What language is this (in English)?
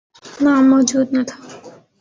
Urdu